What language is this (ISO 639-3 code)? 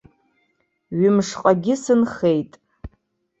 abk